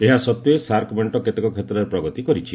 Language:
Odia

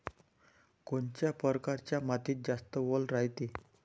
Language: Marathi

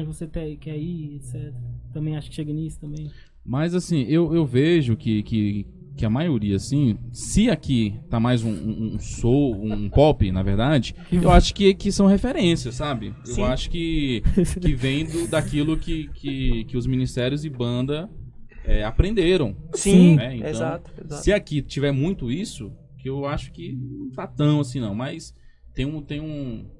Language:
Portuguese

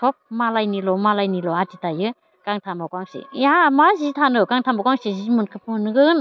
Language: Bodo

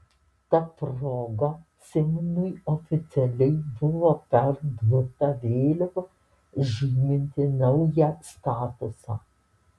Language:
Lithuanian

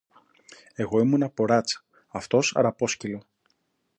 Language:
Greek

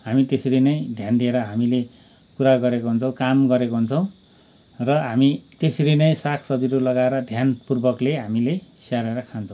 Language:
Nepali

